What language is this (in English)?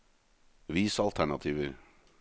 Norwegian